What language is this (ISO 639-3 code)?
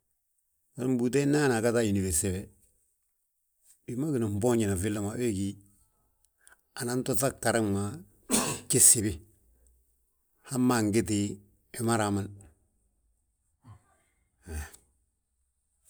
bjt